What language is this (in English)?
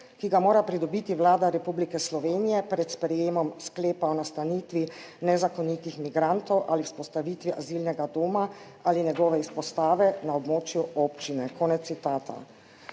Slovenian